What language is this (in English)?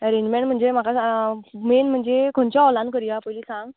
Konkani